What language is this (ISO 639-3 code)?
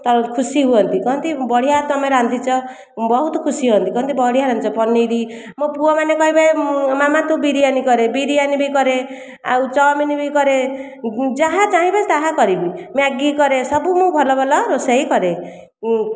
ori